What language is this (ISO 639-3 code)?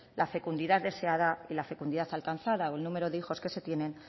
spa